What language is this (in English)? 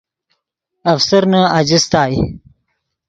Yidgha